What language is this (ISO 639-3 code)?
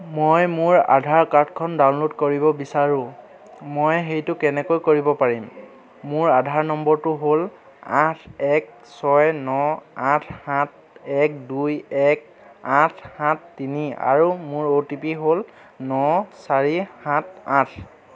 asm